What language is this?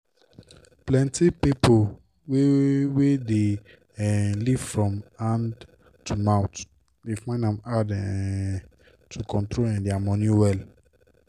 Nigerian Pidgin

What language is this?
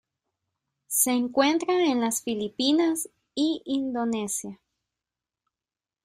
Spanish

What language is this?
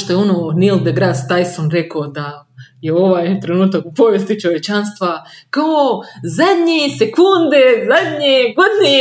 Croatian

